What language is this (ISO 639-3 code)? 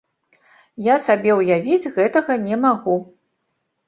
bel